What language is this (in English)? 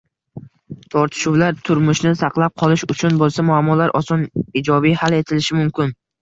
Uzbek